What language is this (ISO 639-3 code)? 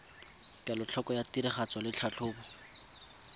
tsn